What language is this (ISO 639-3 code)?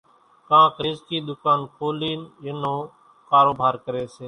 gjk